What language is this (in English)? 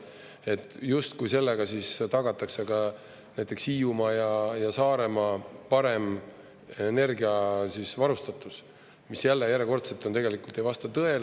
Estonian